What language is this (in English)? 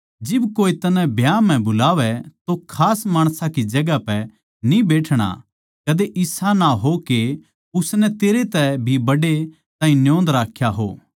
Haryanvi